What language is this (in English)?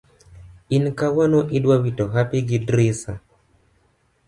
Luo (Kenya and Tanzania)